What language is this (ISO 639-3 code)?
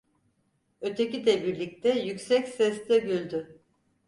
tur